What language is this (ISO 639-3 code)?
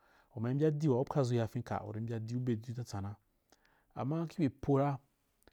juk